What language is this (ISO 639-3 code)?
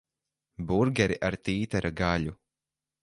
lav